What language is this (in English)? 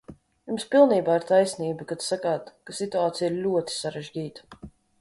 Latvian